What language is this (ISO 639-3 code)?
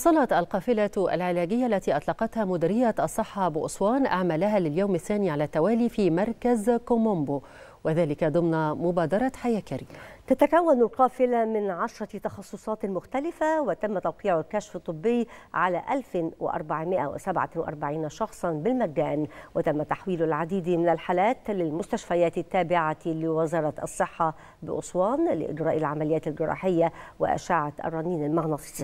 ara